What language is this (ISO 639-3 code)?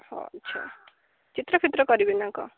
ori